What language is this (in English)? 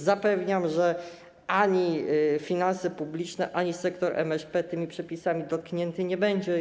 Polish